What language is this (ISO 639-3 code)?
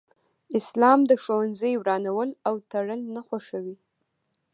pus